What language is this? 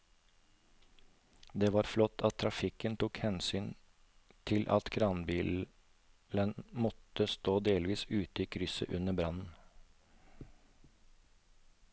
Norwegian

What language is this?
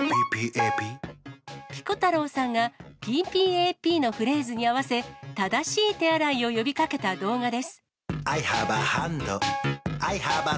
Japanese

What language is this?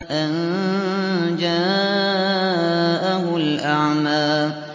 Arabic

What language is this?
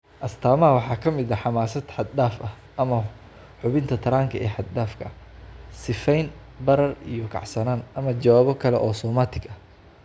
Somali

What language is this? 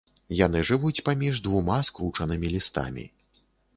Belarusian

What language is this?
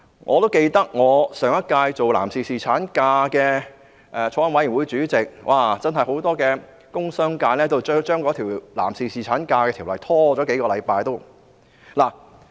Cantonese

